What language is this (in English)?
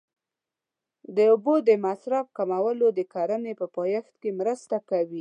Pashto